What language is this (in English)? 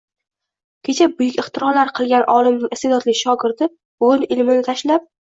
Uzbek